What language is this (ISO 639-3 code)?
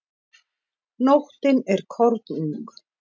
isl